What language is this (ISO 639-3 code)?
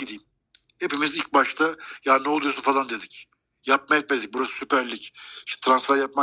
tur